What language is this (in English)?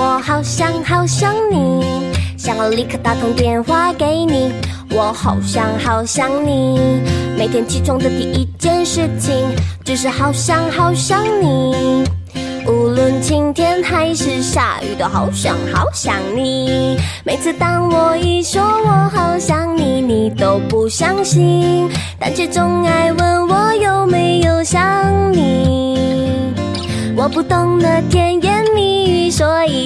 Chinese